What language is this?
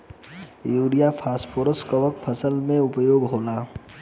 Bhojpuri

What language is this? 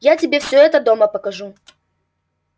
Russian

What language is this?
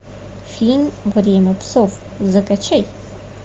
Russian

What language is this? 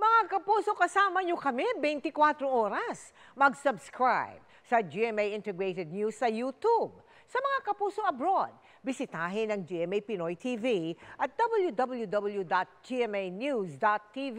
Filipino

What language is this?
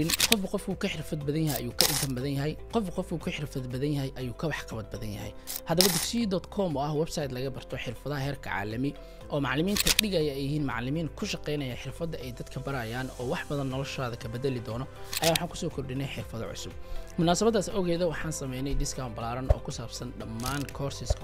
Arabic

